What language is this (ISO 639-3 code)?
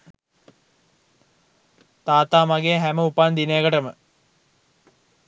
sin